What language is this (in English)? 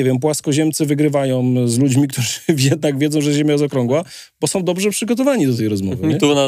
Polish